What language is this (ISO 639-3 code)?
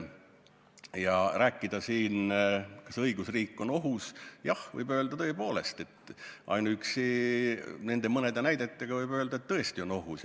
est